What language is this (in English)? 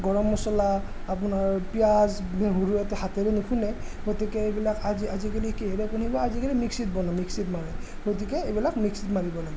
Assamese